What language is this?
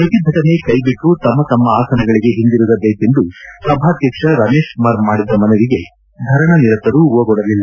Kannada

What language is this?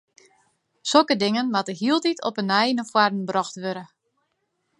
Western Frisian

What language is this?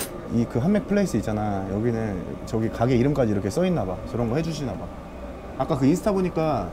Korean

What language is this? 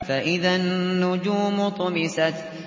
Arabic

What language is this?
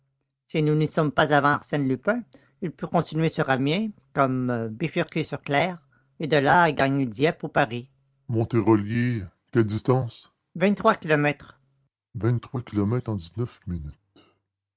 French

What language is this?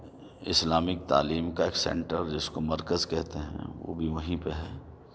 Urdu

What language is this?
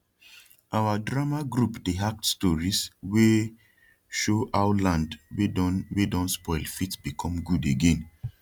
Nigerian Pidgin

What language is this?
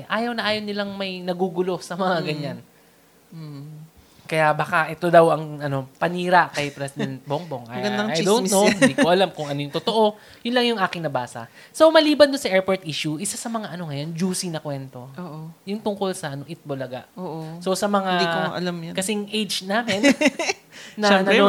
Filipino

